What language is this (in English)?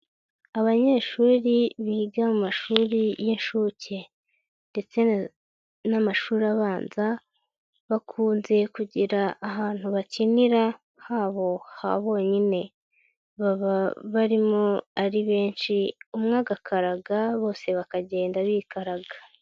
Kinyarwanda